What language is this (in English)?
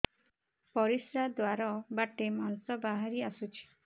Odia